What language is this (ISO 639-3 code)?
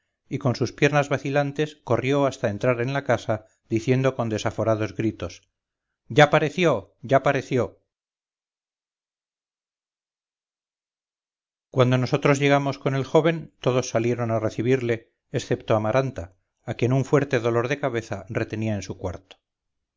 spa